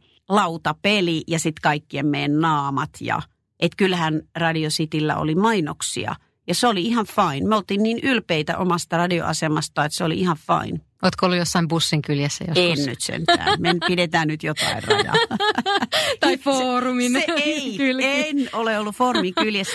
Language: Finnish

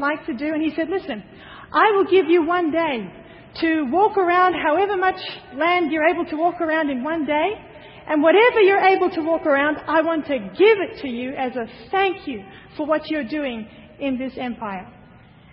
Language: English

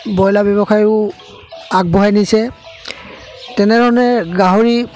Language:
Assamese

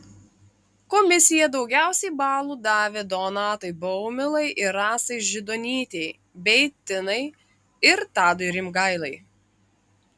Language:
Lithuanian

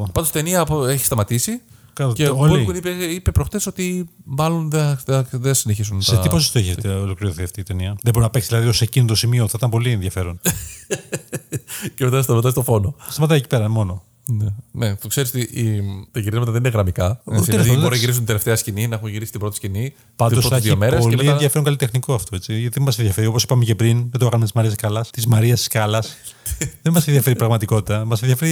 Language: Greek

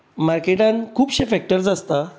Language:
Konkani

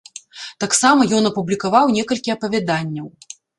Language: Belarusian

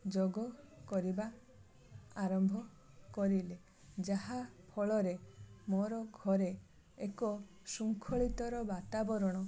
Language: Odia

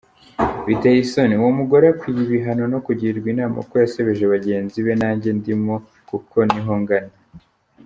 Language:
Kinyarwanda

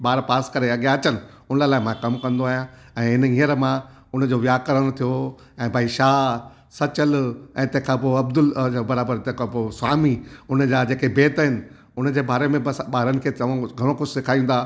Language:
Sindhi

